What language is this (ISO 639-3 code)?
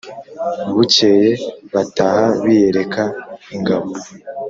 kin